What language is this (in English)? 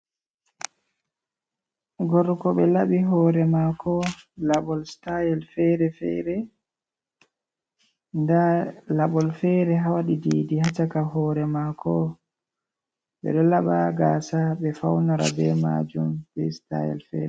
Fula